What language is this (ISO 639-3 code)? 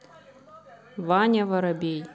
rus